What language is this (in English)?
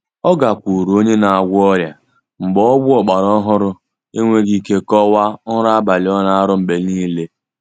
Igbo